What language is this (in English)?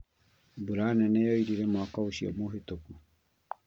Kikuyu